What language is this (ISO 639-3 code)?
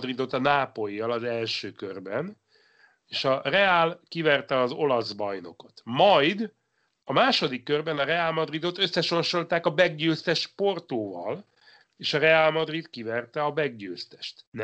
hun